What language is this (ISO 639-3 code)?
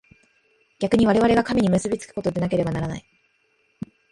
jpn